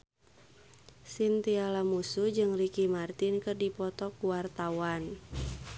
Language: Sundanese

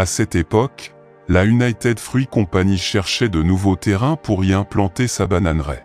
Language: French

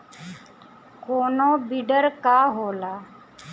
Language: Bhojpuri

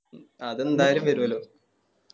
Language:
Malayalam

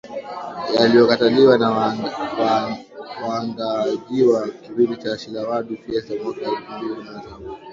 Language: Swahili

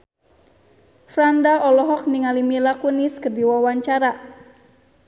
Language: Sundanese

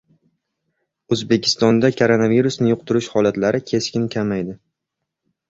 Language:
Uzbek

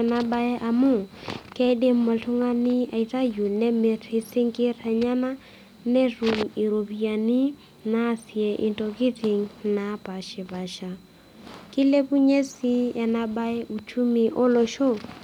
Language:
Masai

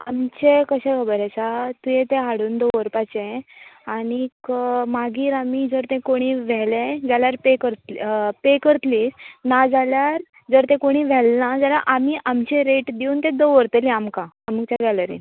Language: Konkani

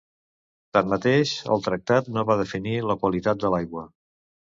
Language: Catalan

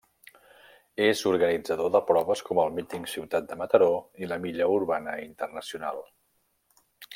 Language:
Catalan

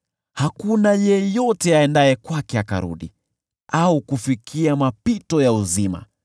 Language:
Swahili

